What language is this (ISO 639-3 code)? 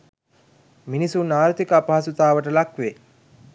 sin